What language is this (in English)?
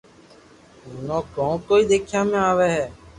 Loarki